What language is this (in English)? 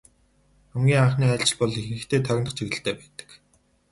Mongolian